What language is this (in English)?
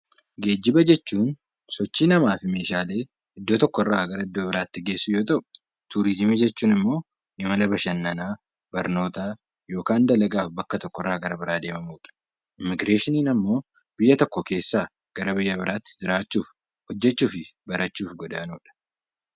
Oromo